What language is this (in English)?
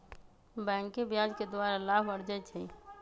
Magahi